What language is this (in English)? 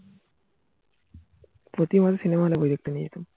Bangla